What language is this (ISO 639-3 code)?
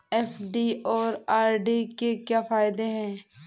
hin